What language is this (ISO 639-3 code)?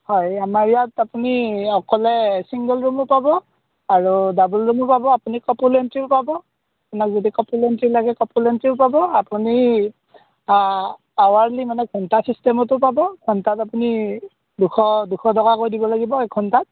asm